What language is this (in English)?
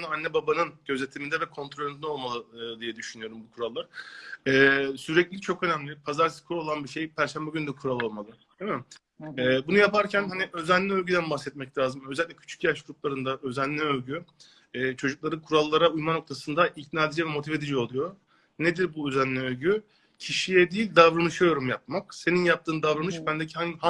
Turkish